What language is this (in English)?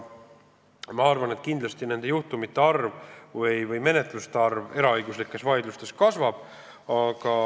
Estonian